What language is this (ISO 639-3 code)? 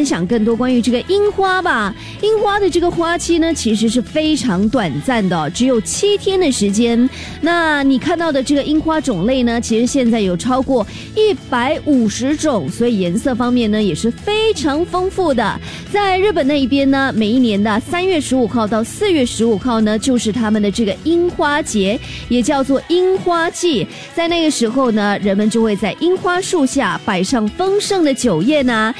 zho